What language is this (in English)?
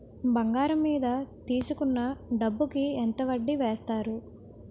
Telugu